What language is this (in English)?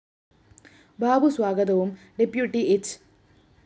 Malayalam